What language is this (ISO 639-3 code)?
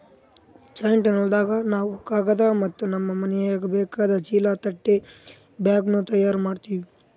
kan